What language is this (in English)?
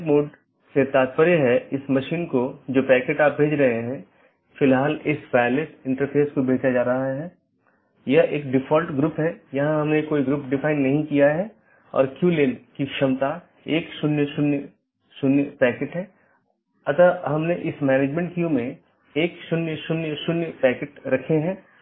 Hindi